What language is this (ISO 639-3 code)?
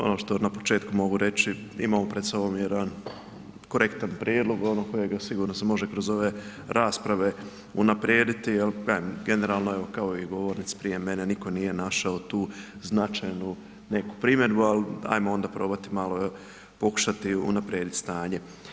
hrv